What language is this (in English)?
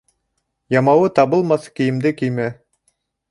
Bashkir